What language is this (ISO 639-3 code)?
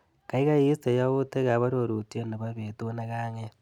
kln